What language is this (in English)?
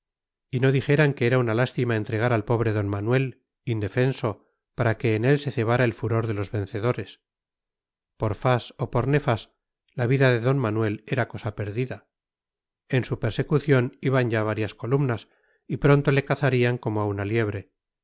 Spanish